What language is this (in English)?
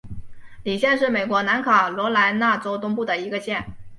Chinese